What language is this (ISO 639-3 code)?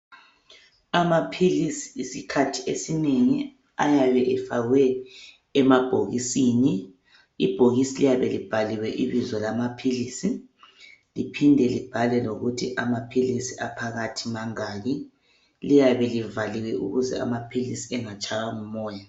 nde